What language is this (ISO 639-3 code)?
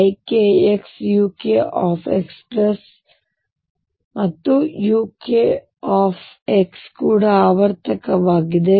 kan